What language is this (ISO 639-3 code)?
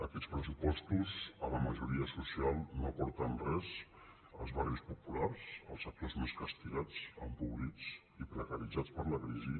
cat